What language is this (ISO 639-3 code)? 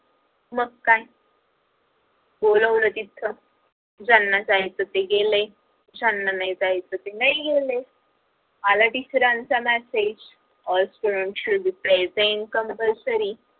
mar